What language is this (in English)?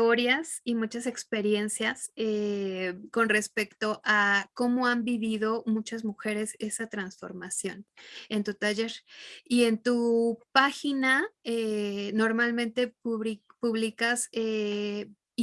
Spanish